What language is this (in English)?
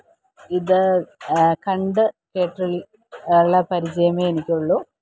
Malayalam